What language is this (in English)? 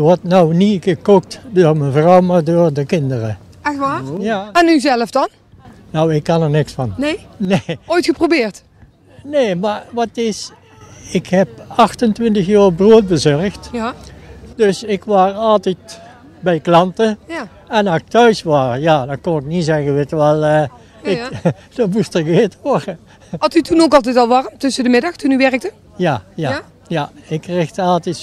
Dutch